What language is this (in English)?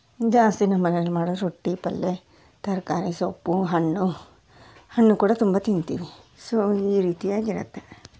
Kannada